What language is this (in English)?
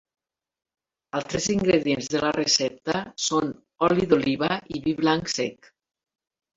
Catalan